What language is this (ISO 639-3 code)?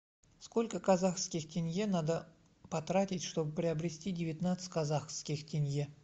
rus